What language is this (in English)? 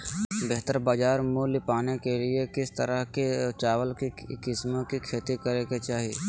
Magahi